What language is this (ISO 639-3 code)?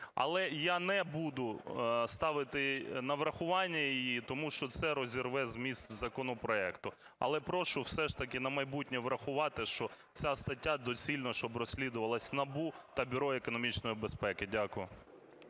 ukr